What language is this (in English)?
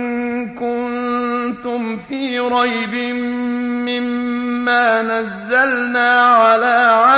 Arabic